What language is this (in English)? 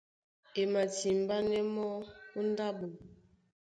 Duala